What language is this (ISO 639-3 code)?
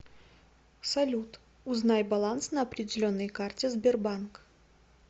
rus